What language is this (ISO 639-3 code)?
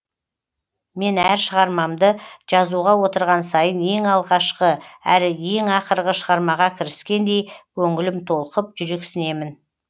kaz